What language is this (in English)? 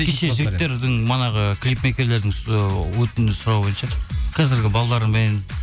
Kazakh